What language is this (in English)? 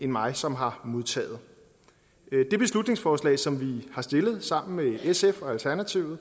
Danish